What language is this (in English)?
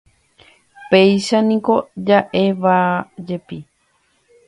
Guarani